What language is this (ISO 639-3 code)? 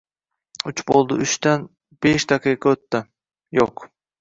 uzb